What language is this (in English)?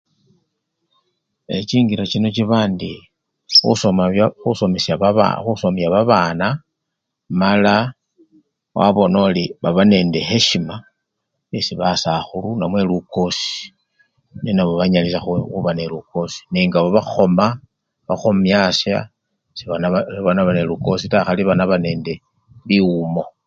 Luyia